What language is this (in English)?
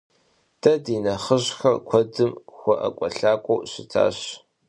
Kabardian